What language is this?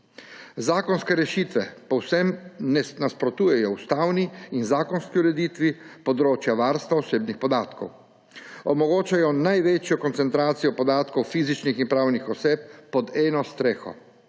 Slovenian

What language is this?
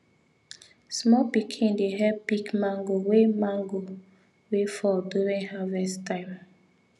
Nigerian Pidgin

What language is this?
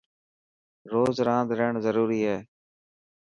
Dhatki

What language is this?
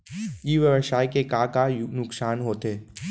Chhattisgarhi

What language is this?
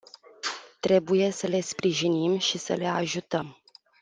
Romanian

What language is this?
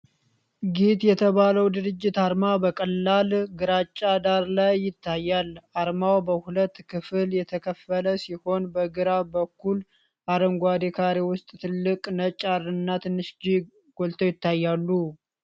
Amharic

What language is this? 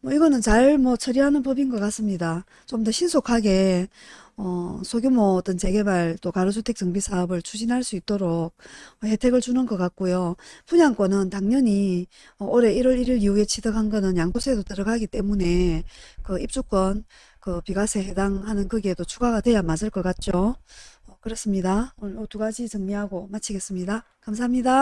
Korean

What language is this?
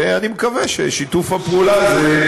Hebrew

